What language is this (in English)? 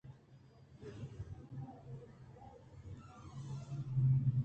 Eastern Balochi